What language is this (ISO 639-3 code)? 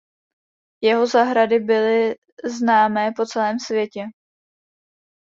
ces